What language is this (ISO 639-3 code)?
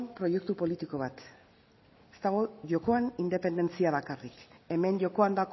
eus